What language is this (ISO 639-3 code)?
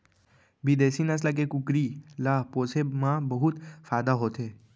hne